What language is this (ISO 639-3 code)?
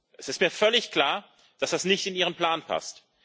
deu